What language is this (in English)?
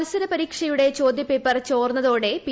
Malayalam